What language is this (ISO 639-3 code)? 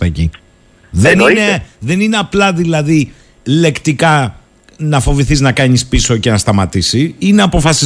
ell